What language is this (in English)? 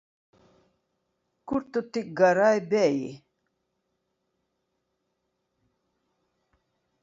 Latvian